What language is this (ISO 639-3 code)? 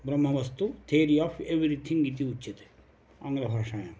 san